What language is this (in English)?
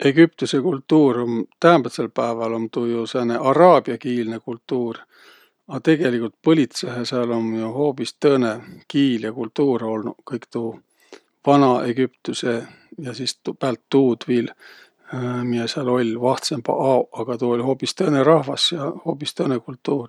Võro